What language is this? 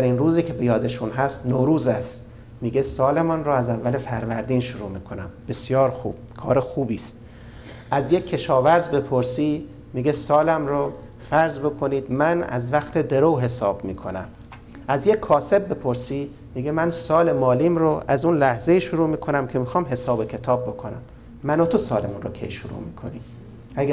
Persian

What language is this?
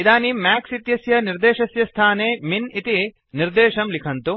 Sanskrit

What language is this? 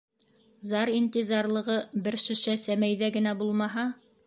Bashkir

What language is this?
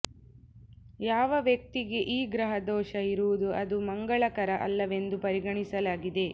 Kannada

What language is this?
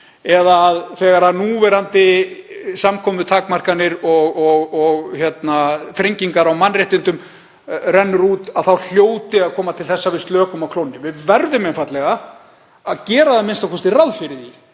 Icelandic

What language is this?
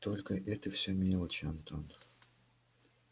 Russian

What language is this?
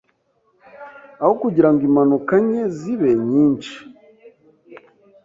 Kinyarwanda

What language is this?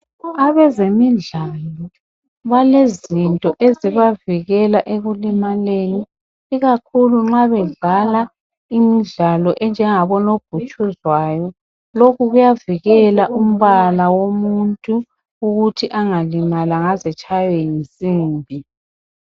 North Ndebele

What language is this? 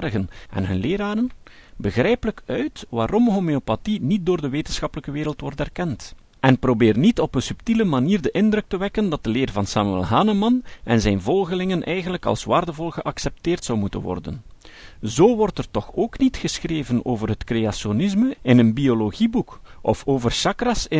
Dutch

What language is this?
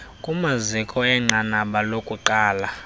Xhosa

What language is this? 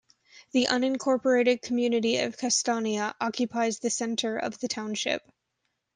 English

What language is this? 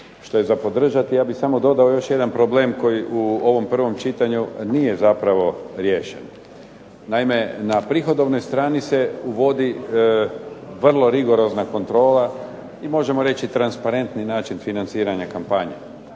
Croatian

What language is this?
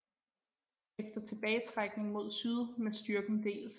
Danish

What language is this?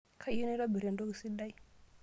Masai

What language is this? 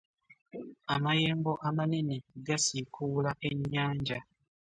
Ganda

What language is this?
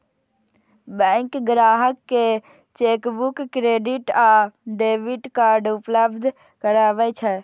Maithili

